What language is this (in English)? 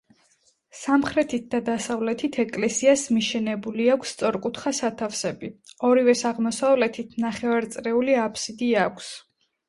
Georgian